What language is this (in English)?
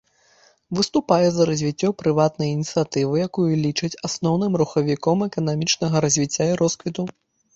Belarusian